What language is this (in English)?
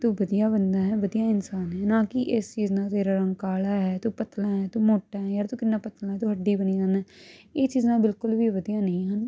Punjabi